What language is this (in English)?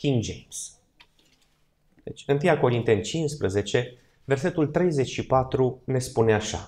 Romanian